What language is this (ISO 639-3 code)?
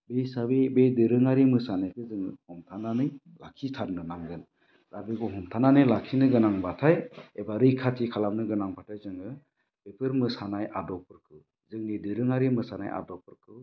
brx